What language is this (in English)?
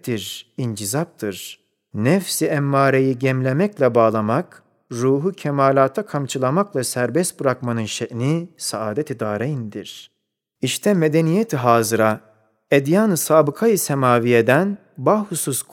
Turkish